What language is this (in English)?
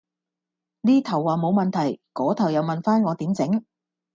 Cantonese